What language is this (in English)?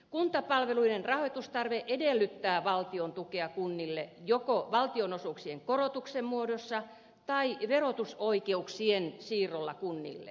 Finnish